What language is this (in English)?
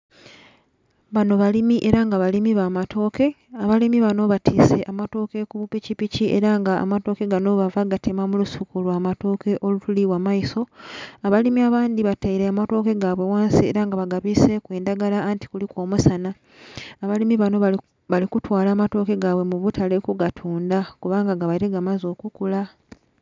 Soga